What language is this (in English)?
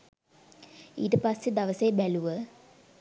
Sinhala